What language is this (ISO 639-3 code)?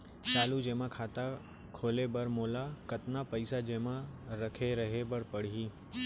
hne